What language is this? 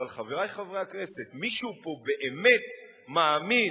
Hebrew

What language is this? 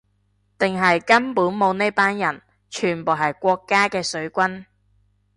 Cantonese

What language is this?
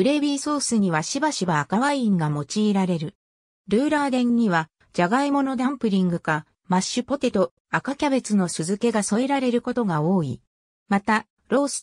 Japanese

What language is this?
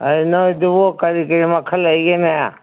Manipuri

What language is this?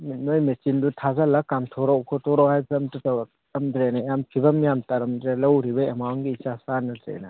Manipuri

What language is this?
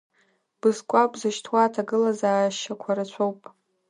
Abkhazian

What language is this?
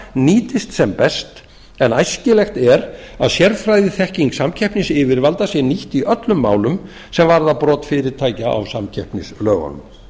Icelandic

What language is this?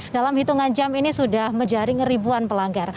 Indonesian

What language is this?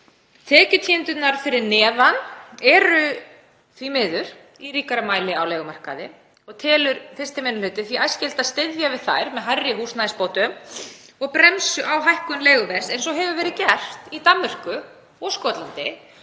Icelandic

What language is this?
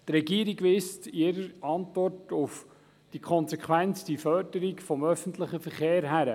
Swiss German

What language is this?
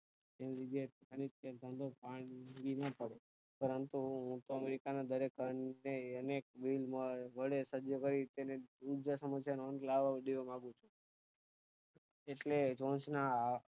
Gujarati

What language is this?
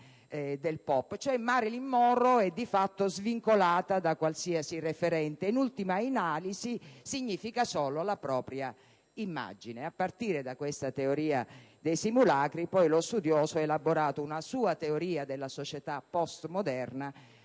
Italian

